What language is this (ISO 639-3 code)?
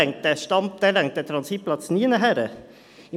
gsw